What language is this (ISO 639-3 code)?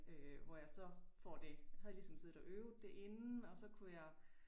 dan